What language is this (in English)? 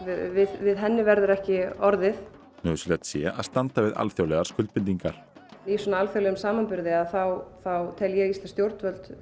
Icelandic